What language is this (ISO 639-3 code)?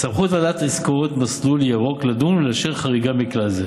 heb